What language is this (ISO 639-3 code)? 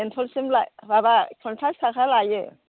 brx